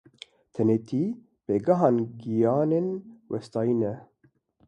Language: Kurdish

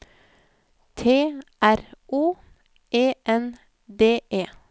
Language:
Norwegian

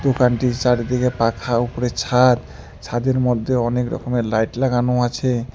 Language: Bangla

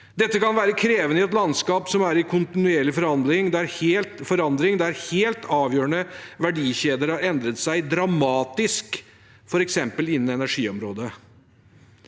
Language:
Norwegian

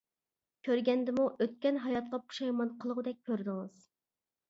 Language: Uyghur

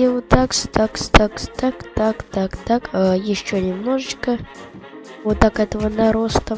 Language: Russian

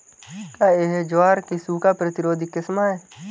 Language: Hindi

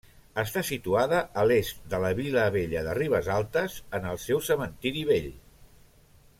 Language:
Catalan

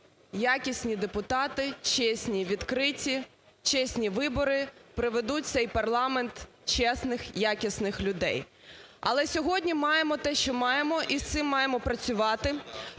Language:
Ukrainian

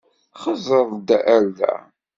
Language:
Kabyle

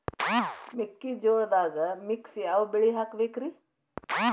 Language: Kannada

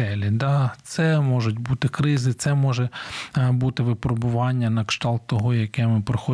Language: Ukrainian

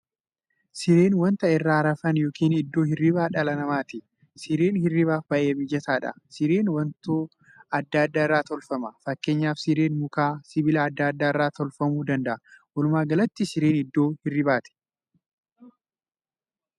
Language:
Oromo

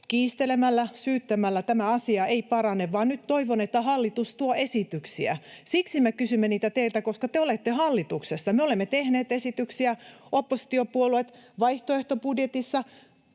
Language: Finnish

